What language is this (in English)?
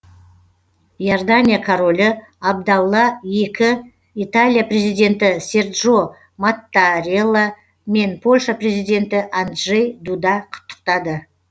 Kazakh